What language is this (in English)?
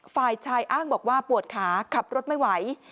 Thai